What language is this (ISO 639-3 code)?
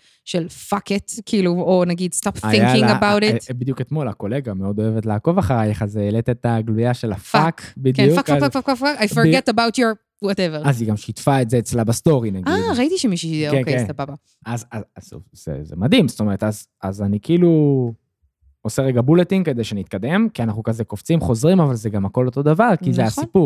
heb